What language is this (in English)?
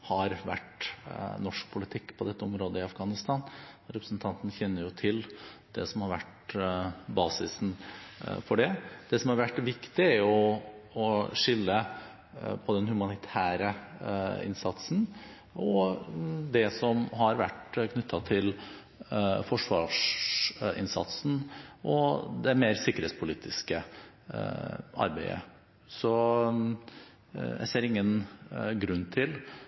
Norwegian Bokmål